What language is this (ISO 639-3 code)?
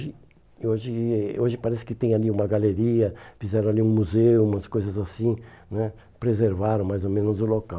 por